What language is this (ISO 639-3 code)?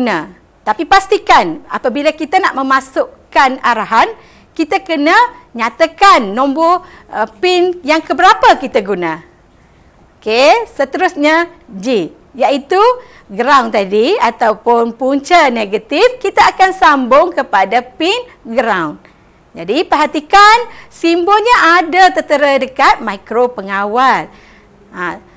msa